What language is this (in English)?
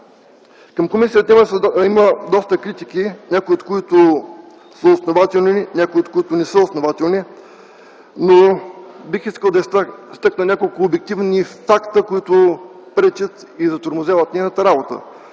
Bulgarian